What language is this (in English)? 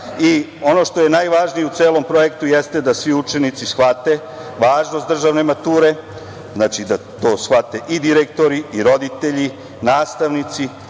Serbian